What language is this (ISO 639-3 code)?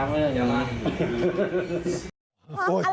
tha